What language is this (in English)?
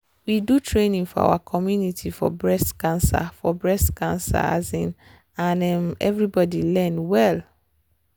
Nigerian Pidgin